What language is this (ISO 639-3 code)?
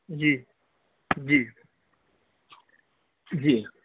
urd